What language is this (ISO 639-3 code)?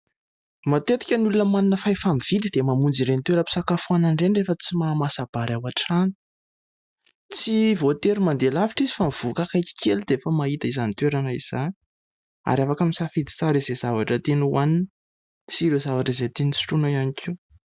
mlg